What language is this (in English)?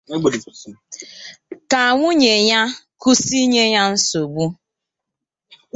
Igbo